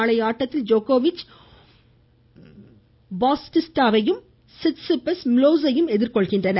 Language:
Tamil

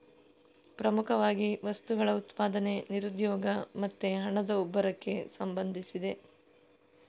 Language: Kannada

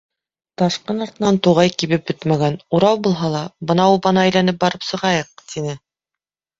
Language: Bashkir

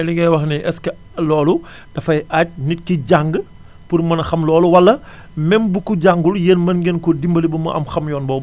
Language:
Wolof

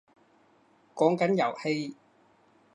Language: Cantonese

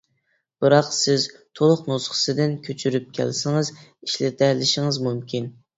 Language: Uyghur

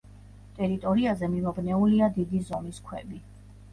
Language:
Georgian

